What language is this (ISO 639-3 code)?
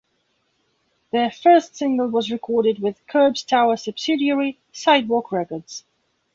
eng